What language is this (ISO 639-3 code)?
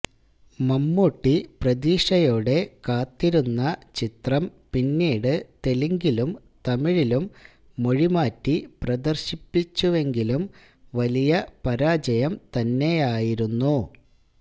mal